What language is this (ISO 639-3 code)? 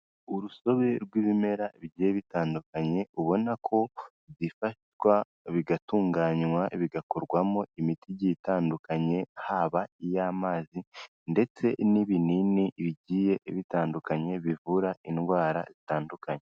kin